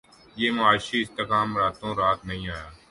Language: Urdu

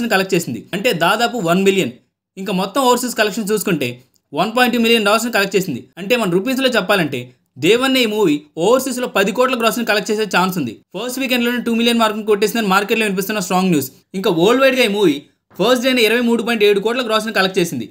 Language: Telugu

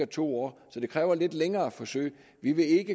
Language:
Danish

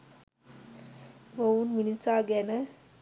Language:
Sinhala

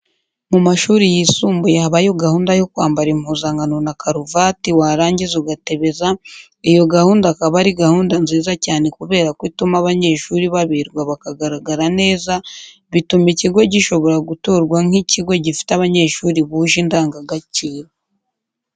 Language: Kinyarwanda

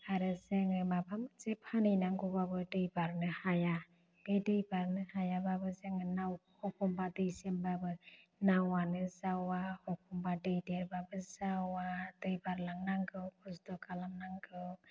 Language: Bodo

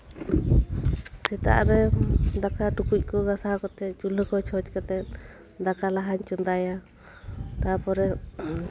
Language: Santali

